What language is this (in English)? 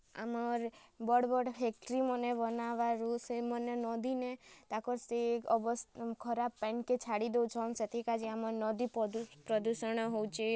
Odia